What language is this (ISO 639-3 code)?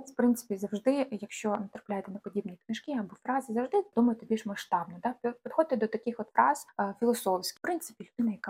ukr